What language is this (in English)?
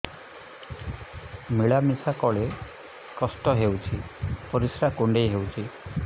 Odia